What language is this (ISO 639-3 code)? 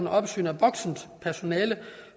dan